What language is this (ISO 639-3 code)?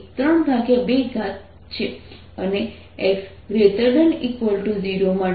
guj